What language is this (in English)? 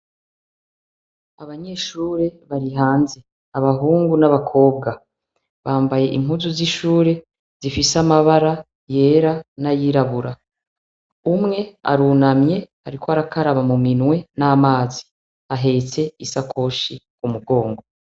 Rundi